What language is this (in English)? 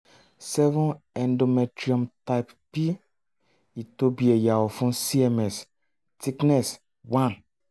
Yoruba